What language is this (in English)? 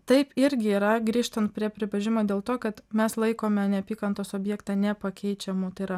Lithuanian